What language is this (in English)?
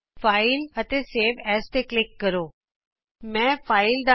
Punjabi